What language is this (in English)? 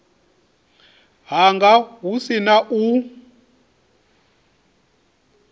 Venda